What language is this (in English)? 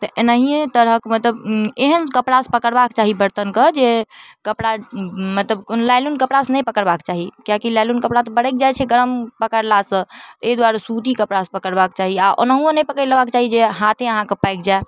Maithili